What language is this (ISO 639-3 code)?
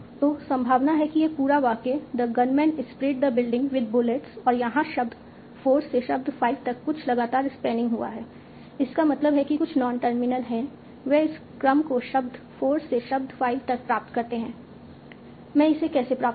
hin